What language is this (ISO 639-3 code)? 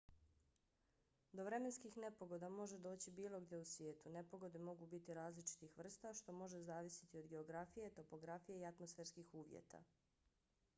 bos